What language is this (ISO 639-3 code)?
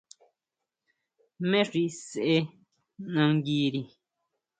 mau